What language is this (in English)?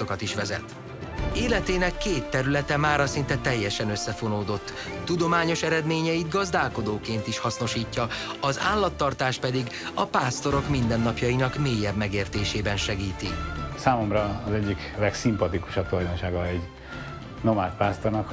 Hungarian